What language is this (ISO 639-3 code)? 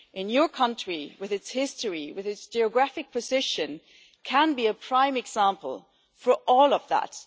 eng